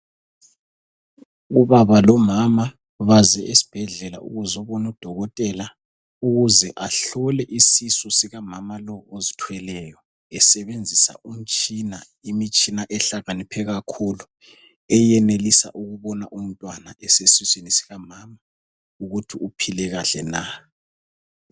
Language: North Ndebele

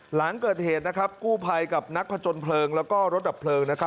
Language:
Thai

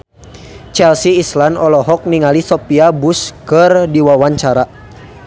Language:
Sundanese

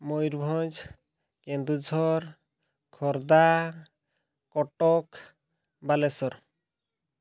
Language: Odia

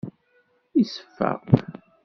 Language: Kabyle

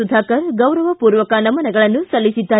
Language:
Kannada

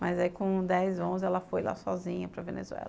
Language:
Portuguese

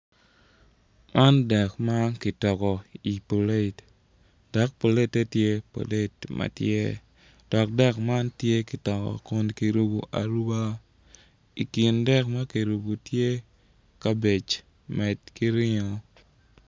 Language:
Acoli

